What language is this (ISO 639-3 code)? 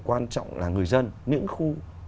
vie